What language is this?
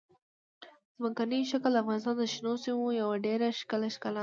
Pashto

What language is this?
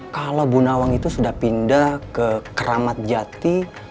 Indonesian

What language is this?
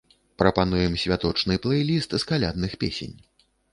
Belarusian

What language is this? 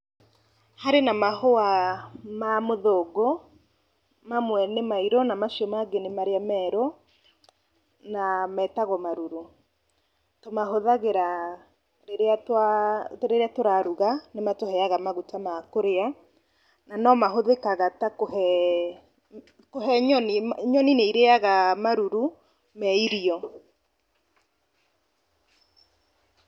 Kikuyu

